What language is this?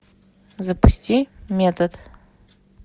Russian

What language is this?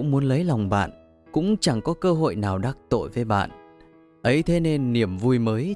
Vietnamese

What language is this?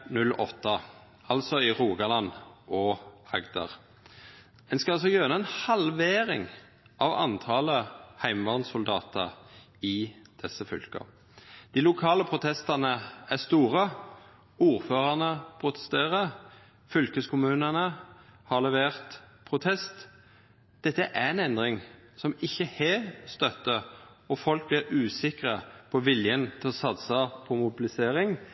Norwegian Nynorsk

